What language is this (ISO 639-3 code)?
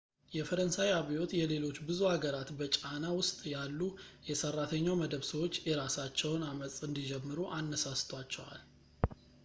amh